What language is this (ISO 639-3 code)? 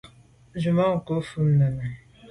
byv